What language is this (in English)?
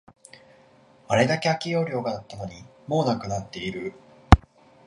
Japanese